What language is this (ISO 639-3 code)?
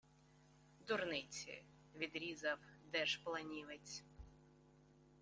ukr